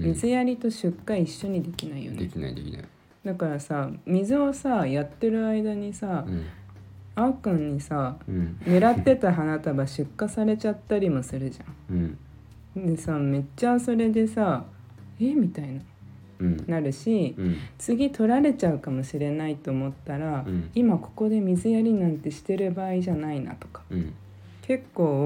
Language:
Japanese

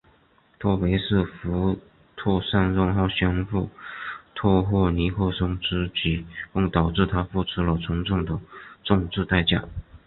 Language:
Chinese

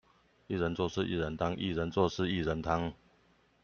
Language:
Chinese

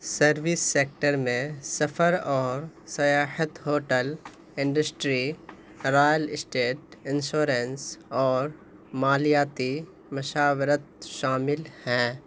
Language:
Urdu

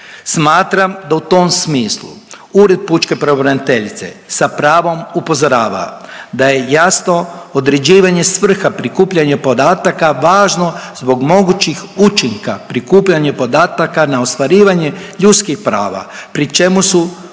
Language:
Croatian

